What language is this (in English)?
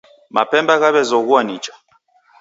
Taita